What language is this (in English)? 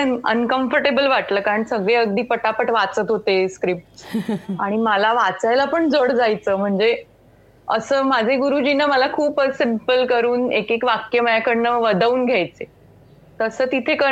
Marathi